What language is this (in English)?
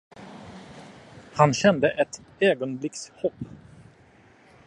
Swedish